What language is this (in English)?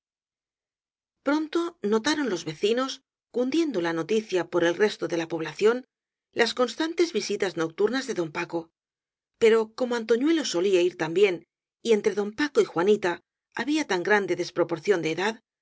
Spanish